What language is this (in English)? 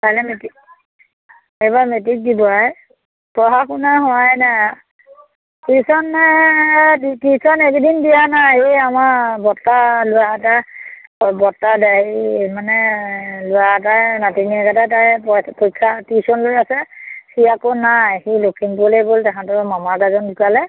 Assamese